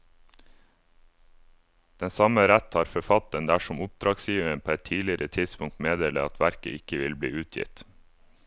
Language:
Norwegian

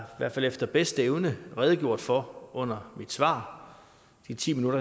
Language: Danish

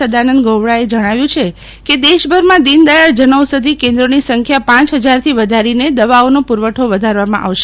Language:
Gujarati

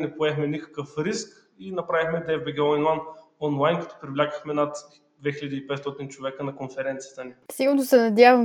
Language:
Bulgarian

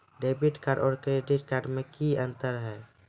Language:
Maithili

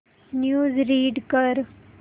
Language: Marathi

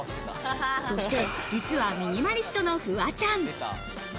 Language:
Japanese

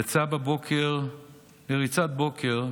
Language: Hebrew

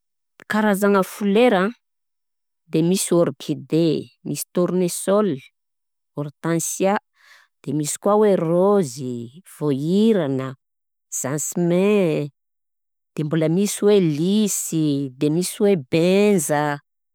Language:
Southern Betsimisaraka Malagasy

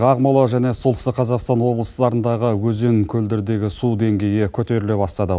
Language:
Kazakh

